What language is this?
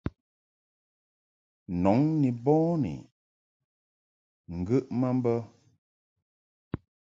Mungaka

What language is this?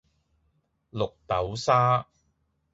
Cantonese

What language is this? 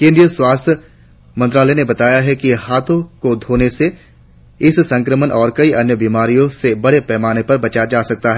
Hindi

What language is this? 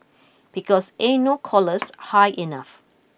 English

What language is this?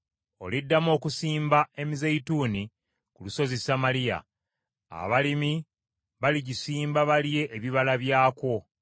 Ganda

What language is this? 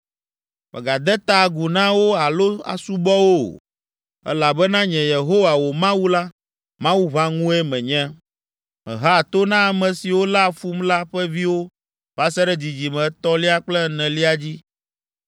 Ewe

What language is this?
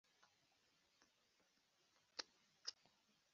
Kinyarwanda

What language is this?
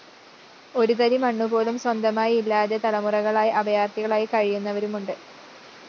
Malayalam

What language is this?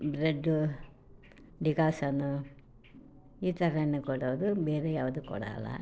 Kannada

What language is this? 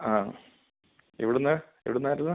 Malayalam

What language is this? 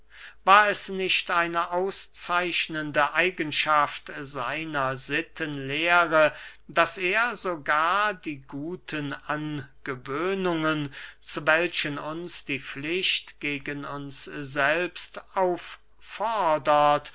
German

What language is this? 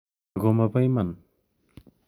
Kalenjin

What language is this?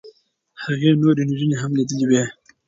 Pashto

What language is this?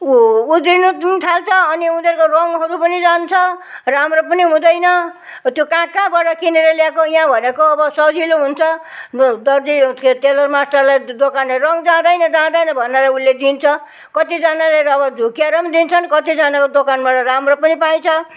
Nepali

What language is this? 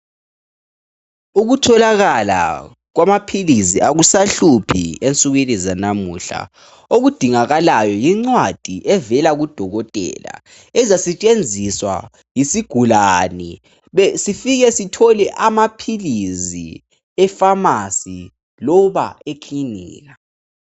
North Ndebele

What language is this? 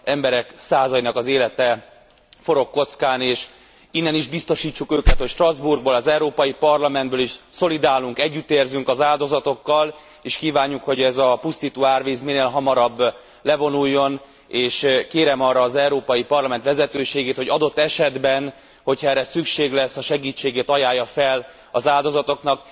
Hungarian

